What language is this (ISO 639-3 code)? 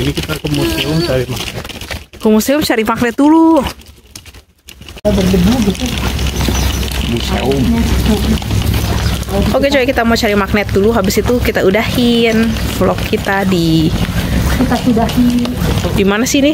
ind